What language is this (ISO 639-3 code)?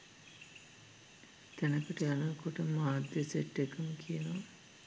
sin